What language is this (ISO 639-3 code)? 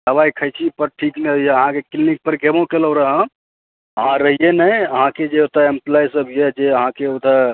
mai